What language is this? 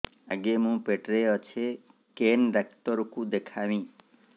Odia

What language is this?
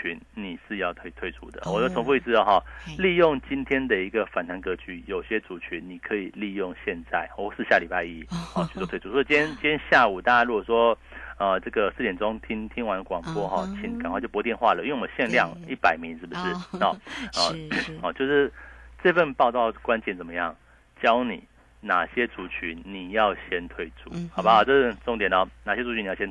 Chinese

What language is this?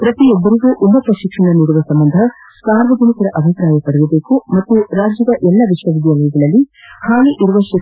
Kannada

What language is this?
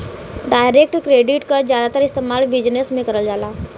Bhojpuri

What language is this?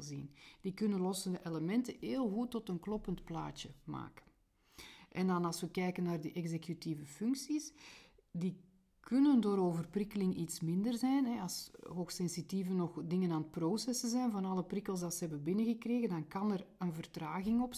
Dutch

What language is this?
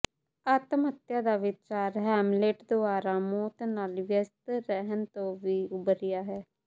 Punjabi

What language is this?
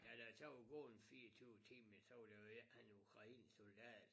Danish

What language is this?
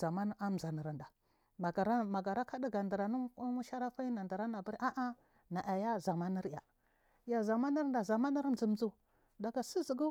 Marghi South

